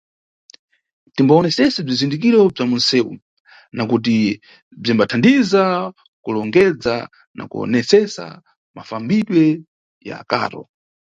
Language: Nyungwe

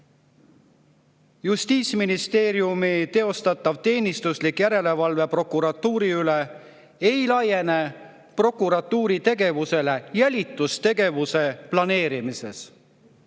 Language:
Estonian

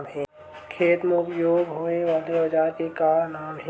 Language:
Chhattisgarhi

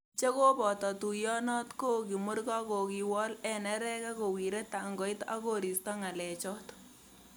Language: Kalenjin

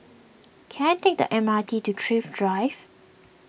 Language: English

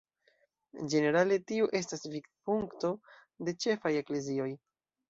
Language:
Esperanto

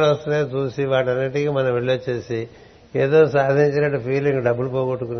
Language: Telugu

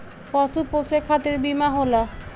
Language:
Bhojpuri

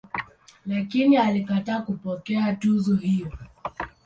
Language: Swahili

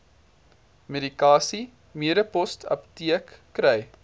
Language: Afrikaans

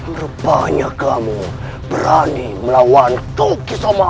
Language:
Indonesian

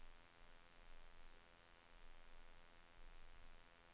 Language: Swedish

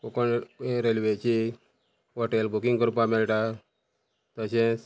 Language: Konkani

